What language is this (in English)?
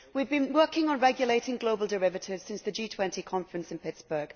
English